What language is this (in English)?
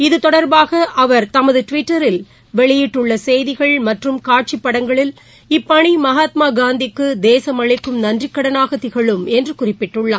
Tamil